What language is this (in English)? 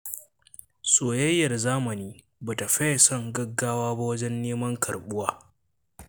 Hausa